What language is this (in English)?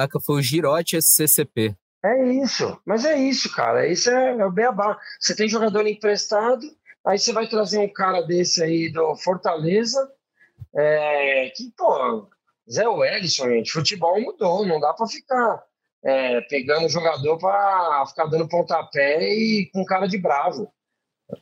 Portuguese